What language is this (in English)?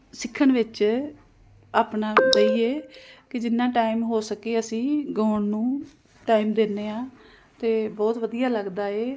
Punjabi